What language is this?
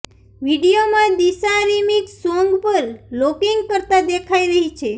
Gujarati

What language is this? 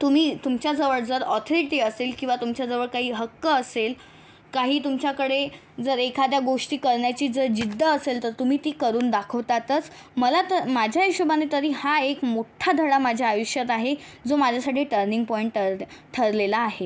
Marathi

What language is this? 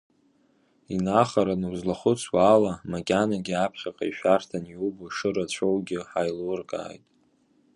Abkhazian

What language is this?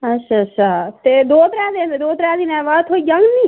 Dogri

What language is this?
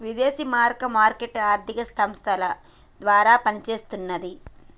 Telugu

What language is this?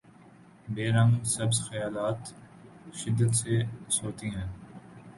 Urdu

